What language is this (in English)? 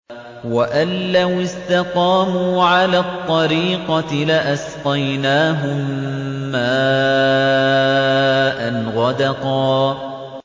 Arabic